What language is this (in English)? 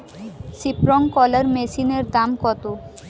Bangla